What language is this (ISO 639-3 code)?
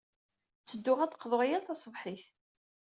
kab